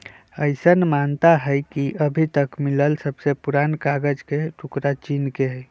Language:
Magahi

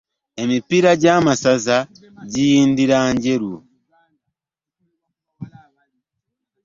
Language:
Ganda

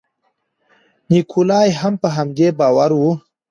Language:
Pashto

